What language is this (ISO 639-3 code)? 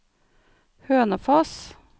nor